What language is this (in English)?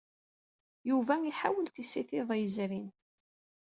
Kabyle